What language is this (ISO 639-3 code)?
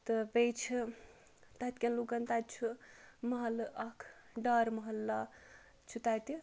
kas